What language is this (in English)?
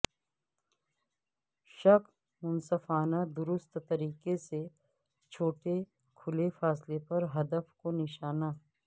Urdu